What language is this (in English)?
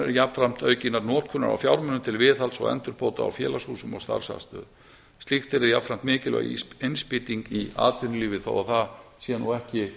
Icelandic